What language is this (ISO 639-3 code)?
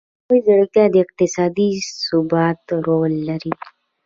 pus